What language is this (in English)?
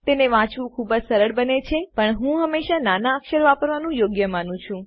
Gujarati